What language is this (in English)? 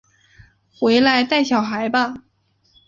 Chinese